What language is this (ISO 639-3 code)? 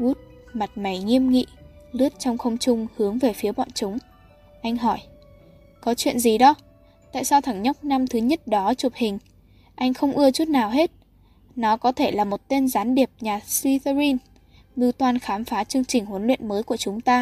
vie